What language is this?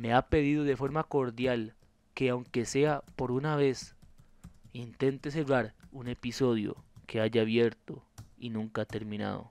Spanish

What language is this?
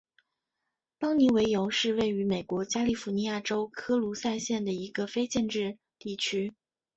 Chinese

